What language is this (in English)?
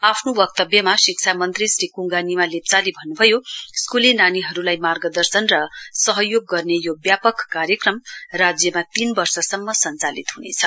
Nepali